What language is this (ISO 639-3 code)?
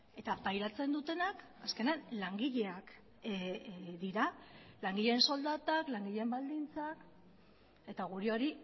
eus